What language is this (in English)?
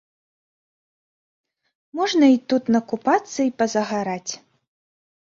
Belarusian